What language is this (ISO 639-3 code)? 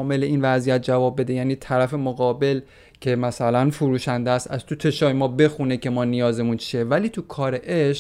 fas